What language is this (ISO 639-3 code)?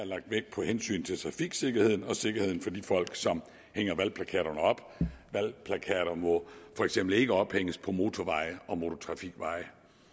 dan